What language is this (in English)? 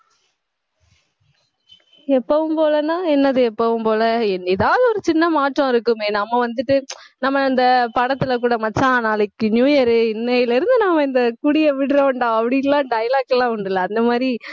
Tamil